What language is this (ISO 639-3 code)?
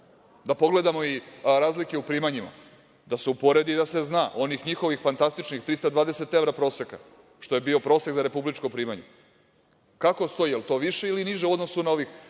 srp